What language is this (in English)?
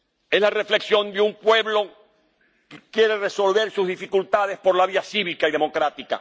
Spanish